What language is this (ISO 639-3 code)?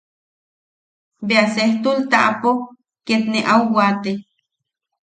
yaq